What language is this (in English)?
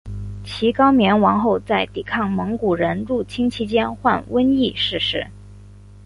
Chinese